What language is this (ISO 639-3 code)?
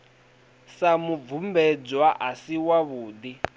ven